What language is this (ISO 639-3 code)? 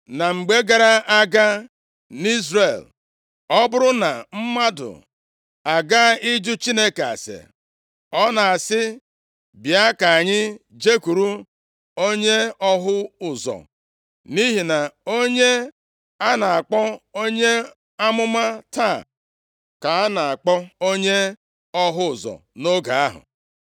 ibo